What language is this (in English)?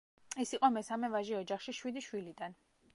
Georgian